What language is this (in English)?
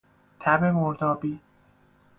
Persian